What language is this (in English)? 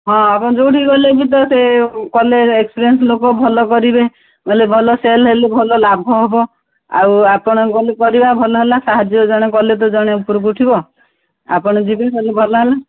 Odia